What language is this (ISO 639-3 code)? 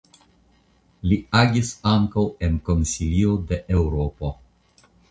epo